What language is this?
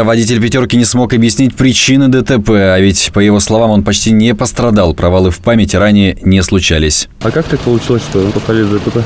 Russian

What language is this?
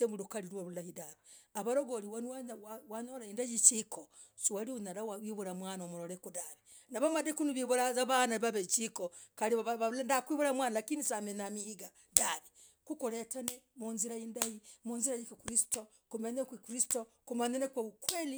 Logooli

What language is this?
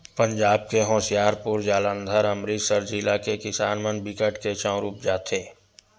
Chhattisgarhi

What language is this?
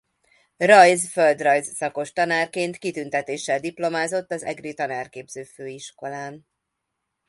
Hungarian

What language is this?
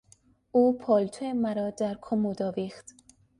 Persian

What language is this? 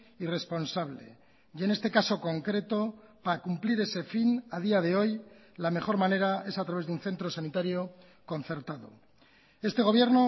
Spanish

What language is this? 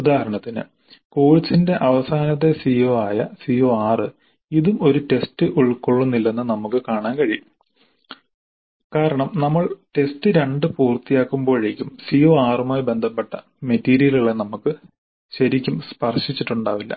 Malayalam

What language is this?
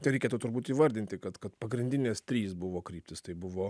Lithuanian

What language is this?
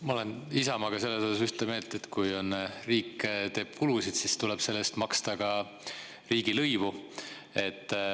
Estonian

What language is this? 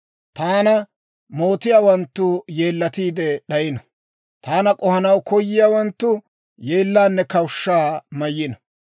Dawro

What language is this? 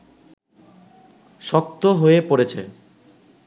Bangla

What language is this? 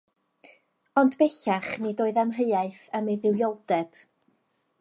Welsh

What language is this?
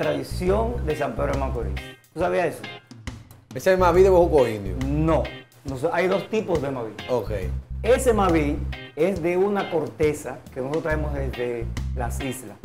Spanish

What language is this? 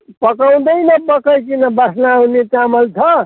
Nepali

